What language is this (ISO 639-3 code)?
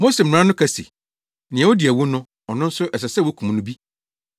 aka